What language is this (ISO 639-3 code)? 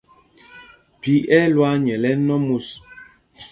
mgg